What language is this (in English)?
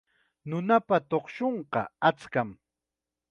Chiquián Ancash Quechua